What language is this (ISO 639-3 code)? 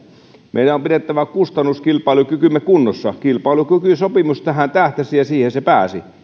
fin